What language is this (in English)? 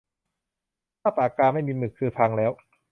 Thai